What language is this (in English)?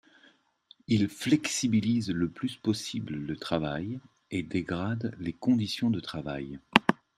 French